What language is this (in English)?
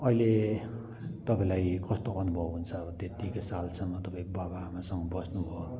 Nepali